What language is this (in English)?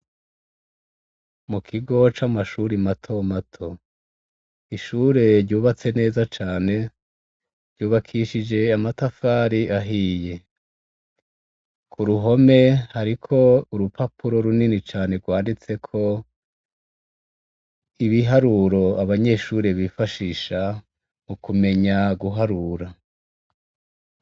Rundi